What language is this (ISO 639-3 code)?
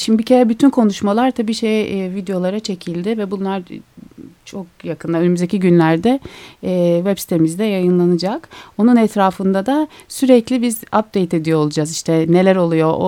tur